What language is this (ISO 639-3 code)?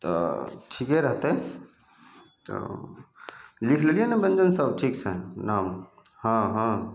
mai